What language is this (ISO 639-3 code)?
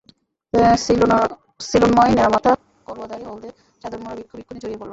ben